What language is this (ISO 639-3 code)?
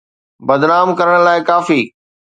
snd